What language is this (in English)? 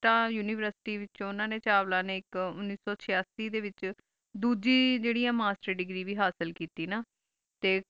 Punjabi